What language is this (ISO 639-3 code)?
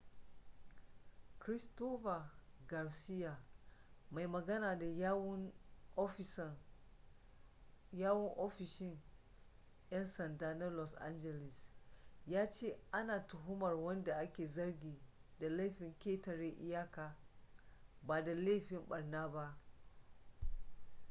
hau